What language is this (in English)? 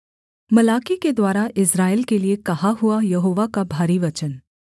Hindi